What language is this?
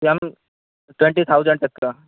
Urdu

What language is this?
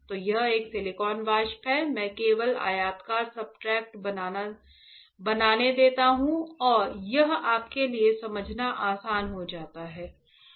Hindi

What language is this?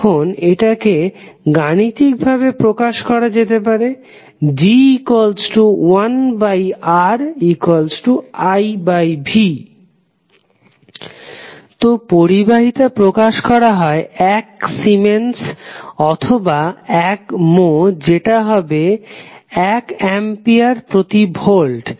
Bangla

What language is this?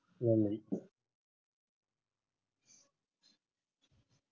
Tamil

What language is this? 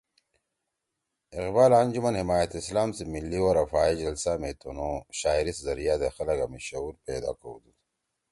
Torwali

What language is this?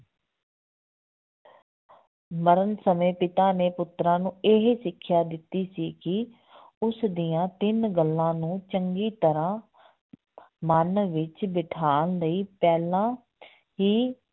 Punjabi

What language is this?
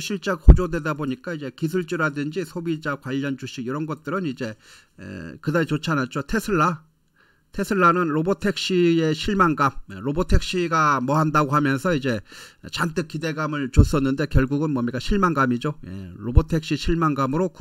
Korean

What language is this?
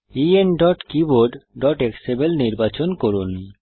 Bangla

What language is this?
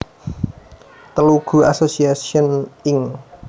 Javanese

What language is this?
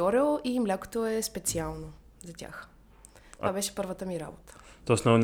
Bulgarian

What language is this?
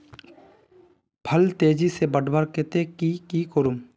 Magahi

